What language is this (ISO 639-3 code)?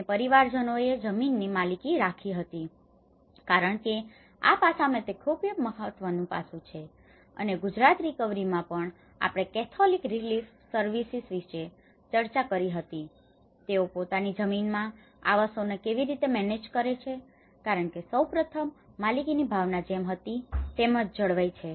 guj